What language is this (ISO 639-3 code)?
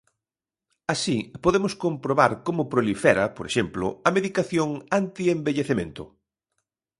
glg